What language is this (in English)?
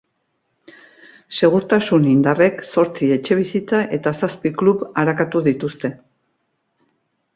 Basque